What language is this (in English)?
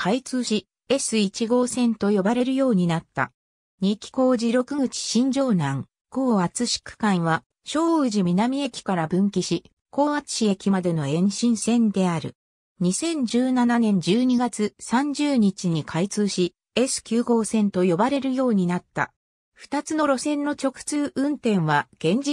Japanese